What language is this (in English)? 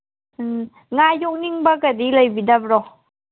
Manipuri